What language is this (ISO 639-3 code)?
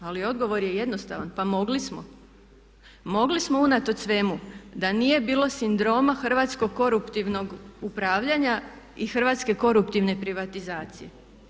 hrv